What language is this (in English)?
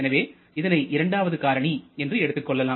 Tamil